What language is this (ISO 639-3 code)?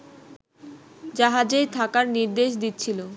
ben